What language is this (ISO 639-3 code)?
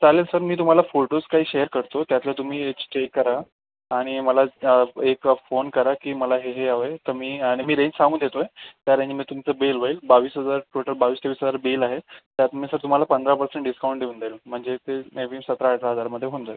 mar